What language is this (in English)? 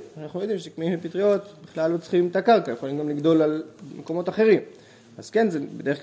Hebrew